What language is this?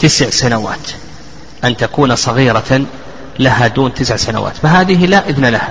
Arabic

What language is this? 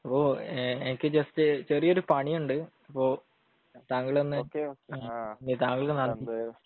Malayalam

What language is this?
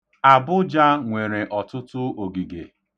Igbo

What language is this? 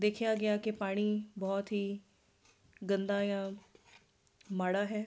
Punjabi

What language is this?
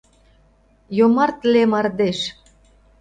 Mari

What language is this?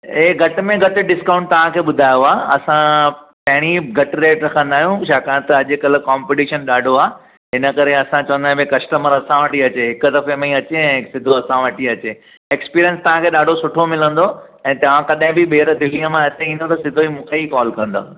Sindhi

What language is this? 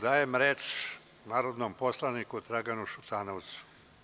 Serbian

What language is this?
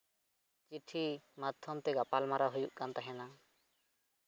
Santali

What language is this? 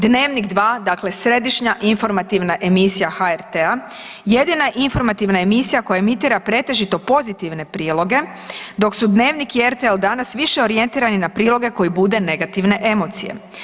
Croatian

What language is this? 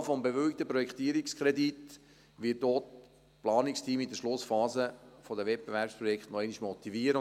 Swiss German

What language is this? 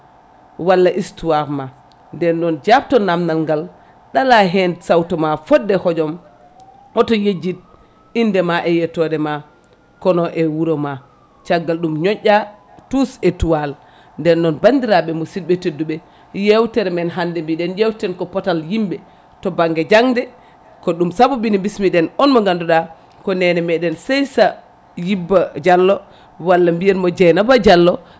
Fula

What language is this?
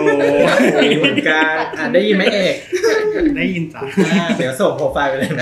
Thai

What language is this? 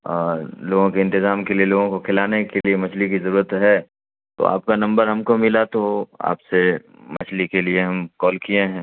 Urdu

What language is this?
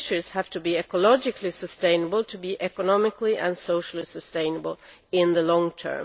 English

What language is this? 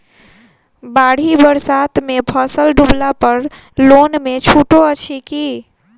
Maithili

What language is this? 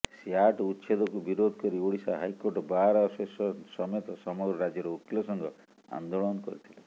Odia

